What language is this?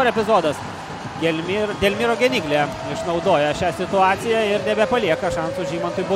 Lithuanian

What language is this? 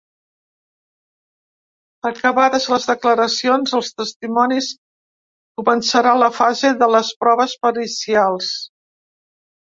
Catalan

